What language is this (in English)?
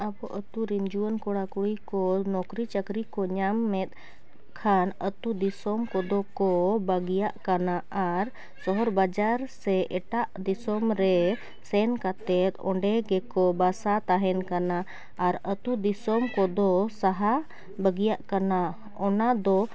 Santali